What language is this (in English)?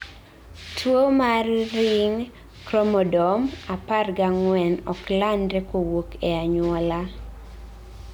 Luo (Kenya and Tanzania)